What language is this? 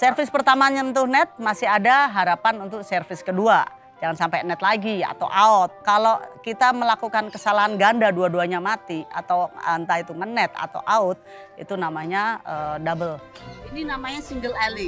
Indonesian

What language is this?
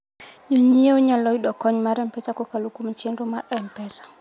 Luo (Kenya and Tanzania)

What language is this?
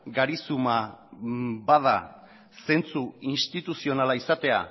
Basque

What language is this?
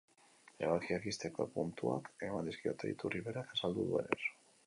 Basque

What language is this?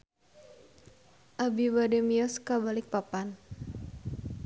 Sundanese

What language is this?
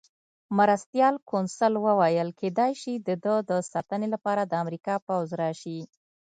Pashto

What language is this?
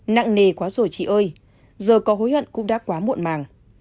Vietnamese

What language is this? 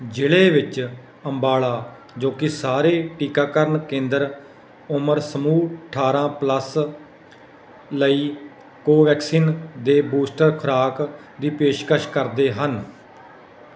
Punjabi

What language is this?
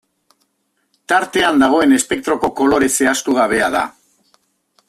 Basque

